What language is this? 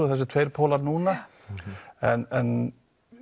Icelandic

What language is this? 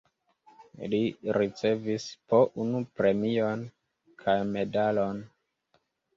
Esperanto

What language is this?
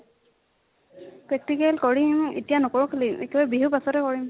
Assamese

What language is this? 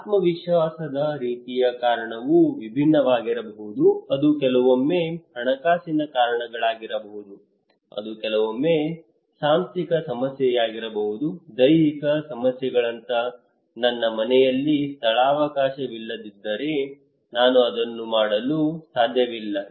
Kannada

